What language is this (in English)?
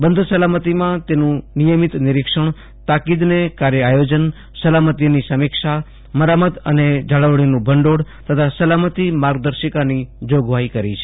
Gujarati